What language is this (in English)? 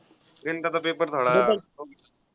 Marathi